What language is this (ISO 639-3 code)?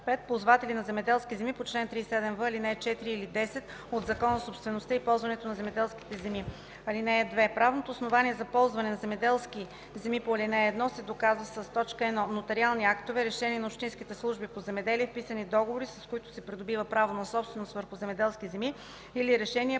bul